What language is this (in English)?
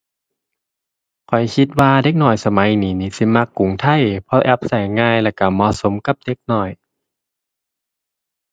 Thai